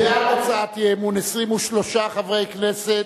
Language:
Hebrew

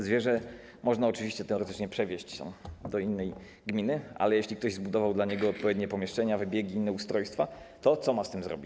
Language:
Polish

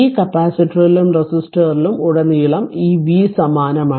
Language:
Malayalam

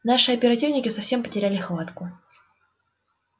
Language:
Russian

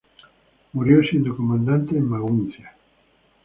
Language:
Spanish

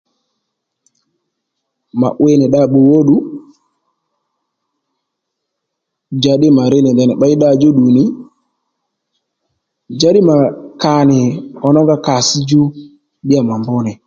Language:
Lendu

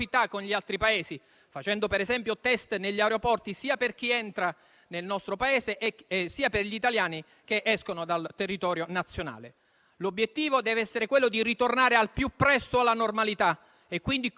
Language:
Italian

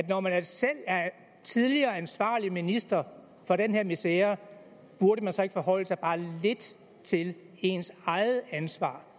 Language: Danish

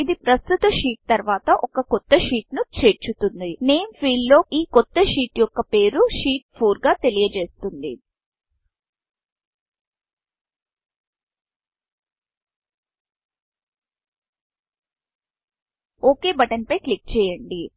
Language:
Telugu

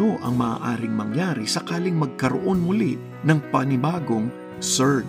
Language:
Filipino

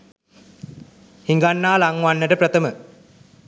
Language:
Sinhala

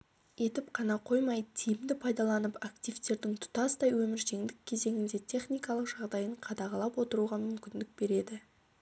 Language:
Kazakh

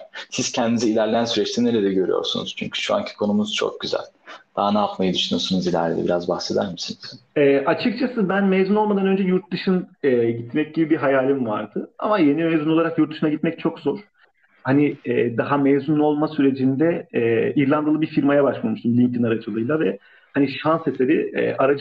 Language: Turkish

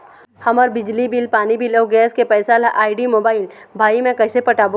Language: Chhattisgarhi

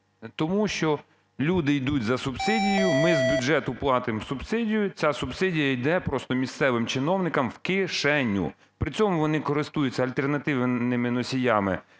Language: Ukrainian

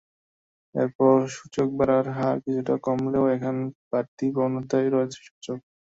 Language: Bangla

